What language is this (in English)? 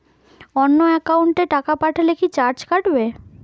Bangla